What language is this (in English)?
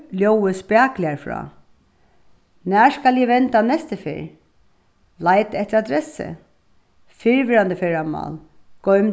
Faroese